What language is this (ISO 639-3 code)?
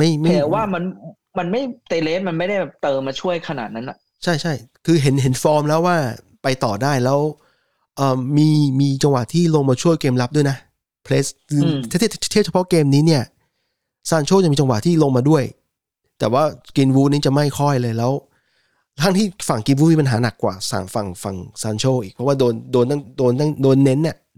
tha